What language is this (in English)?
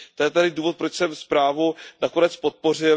Czech